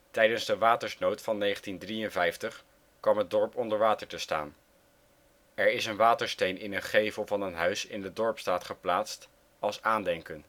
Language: Dutch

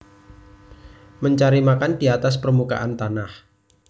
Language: Javanese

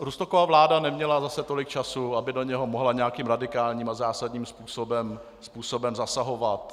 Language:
Czech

